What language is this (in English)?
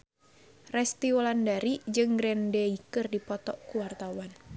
Sundanese